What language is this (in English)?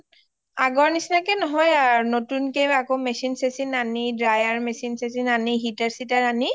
Assamese